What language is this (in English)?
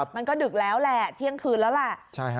Thai